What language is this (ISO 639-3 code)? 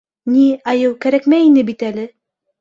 bak